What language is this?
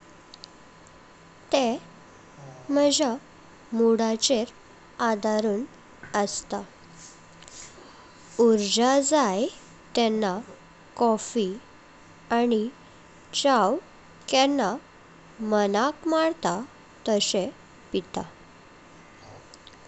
Konkani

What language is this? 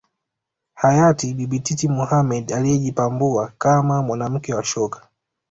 Swahili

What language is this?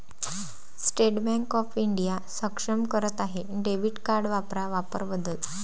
Marathi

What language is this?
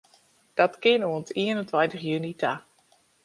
Western Frisian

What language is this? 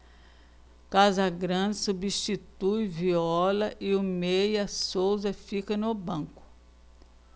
Portuguese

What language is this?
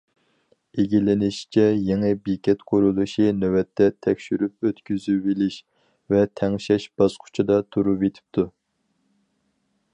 Uyghur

